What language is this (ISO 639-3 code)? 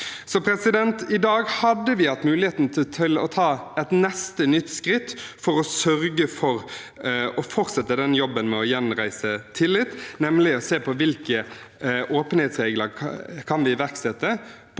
nor